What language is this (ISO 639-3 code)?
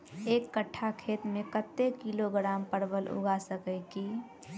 mai